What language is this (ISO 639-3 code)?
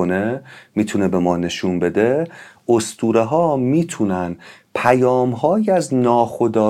fas